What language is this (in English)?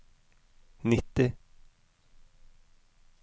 Norwegian